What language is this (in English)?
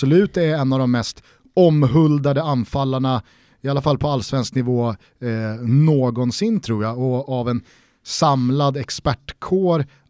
Swedish